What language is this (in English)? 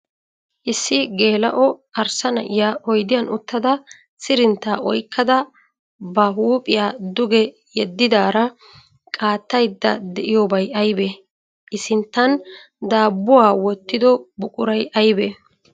Wolaytta